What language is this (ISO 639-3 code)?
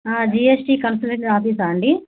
tel